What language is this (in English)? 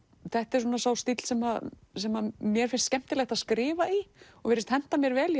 Icelandic